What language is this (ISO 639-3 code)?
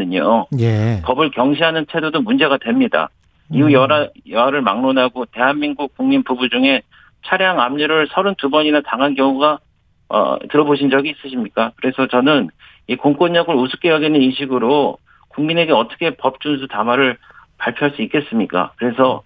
kor